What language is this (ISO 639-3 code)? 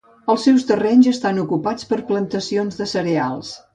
cat